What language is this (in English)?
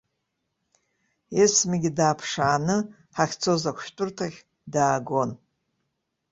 Abkhazian